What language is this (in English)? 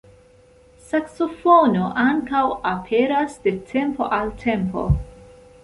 Esperanto